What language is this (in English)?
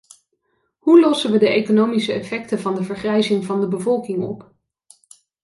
Dutch